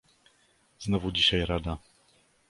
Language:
Polish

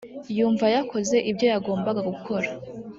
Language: Kinyarwanda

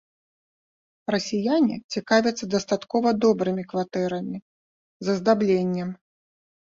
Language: Belarusian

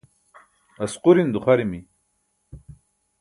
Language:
Burushaski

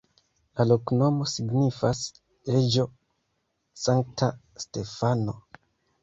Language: Esperanto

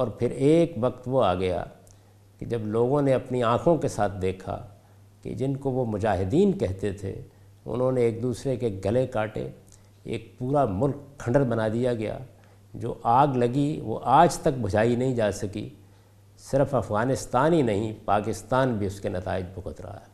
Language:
Urdu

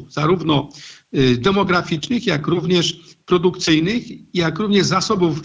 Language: Polish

